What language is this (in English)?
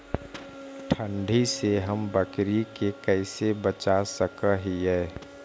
Magahi